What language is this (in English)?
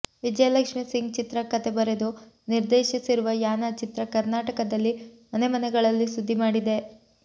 Kannada